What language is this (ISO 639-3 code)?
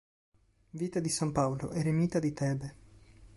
ita